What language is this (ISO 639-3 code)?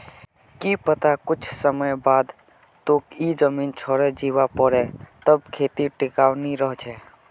mag